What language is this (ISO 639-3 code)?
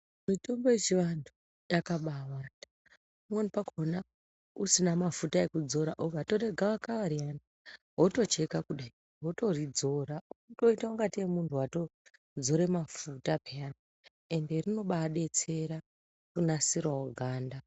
ndc